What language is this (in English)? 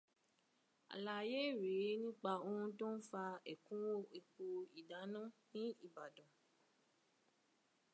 Yoruba